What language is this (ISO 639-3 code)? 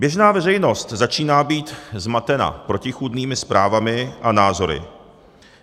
ces